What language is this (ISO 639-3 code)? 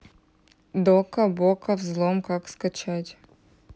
rus